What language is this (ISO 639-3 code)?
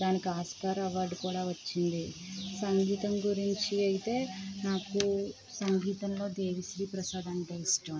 tel